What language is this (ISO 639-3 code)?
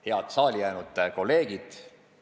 est